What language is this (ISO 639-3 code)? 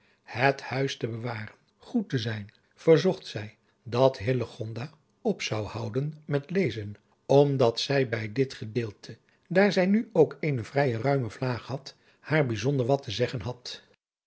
nld